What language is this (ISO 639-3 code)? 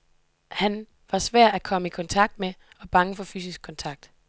dan